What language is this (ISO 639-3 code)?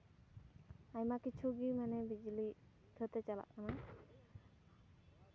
sat